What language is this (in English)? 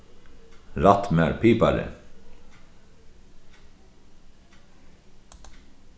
Faroese